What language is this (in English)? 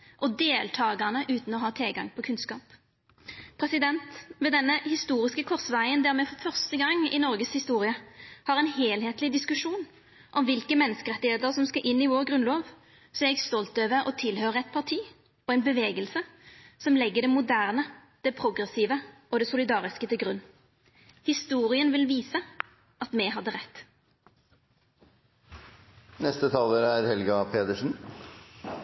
Norwegian Nynorsk